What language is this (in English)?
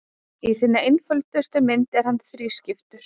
Icelandic